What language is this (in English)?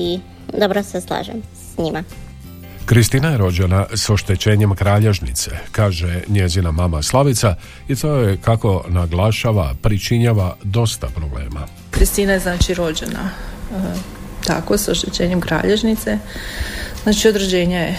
Croatian